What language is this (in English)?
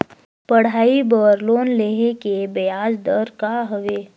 Chhattisgarhi